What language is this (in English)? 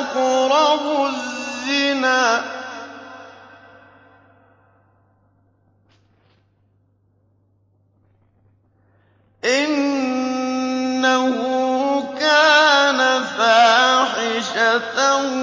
Arabic